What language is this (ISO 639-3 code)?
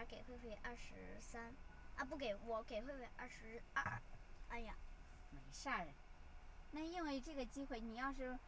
zho